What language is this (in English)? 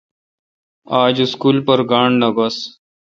Kalkoti